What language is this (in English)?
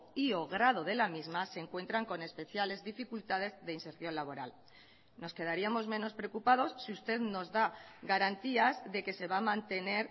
Spanish